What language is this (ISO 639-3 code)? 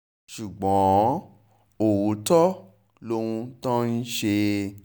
yor